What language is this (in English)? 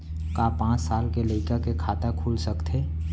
Chhattisgarhi